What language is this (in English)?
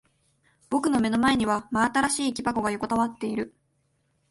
Japanese